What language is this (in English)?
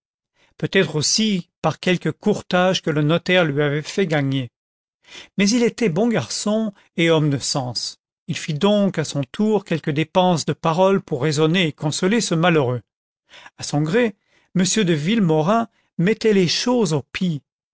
French